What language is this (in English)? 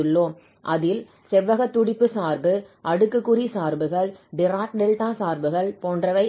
Tamil